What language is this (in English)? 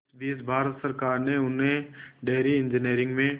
Hindi